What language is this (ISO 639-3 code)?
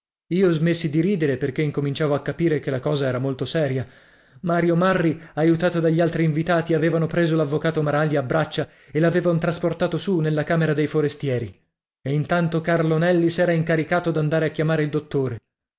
ita